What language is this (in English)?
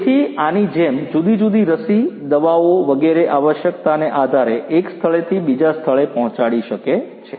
Gujarati